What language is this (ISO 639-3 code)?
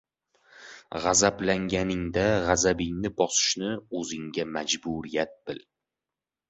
uzb